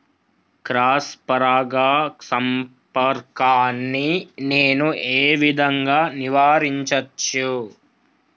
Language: Telugu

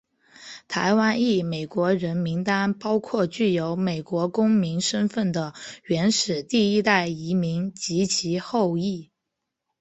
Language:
Chinese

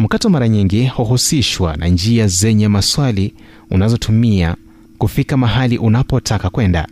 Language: Swahili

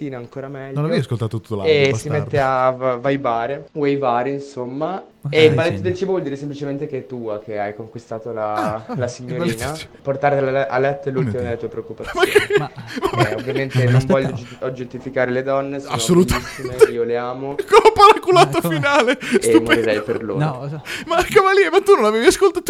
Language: Italian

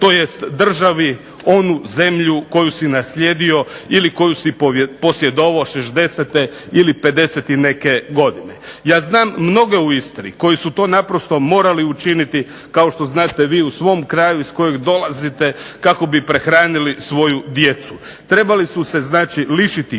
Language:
Croatian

